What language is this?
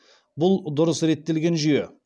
Kazakh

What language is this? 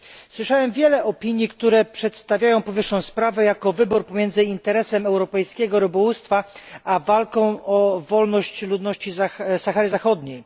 Polish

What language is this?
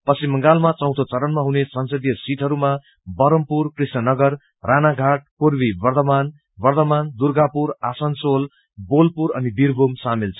Nepali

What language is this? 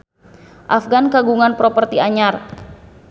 Sundanese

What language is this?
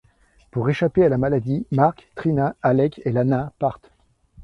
French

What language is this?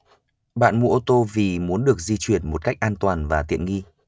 Vietnamese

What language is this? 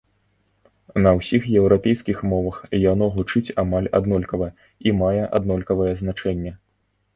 Belarusian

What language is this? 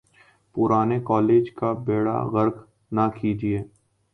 Urdu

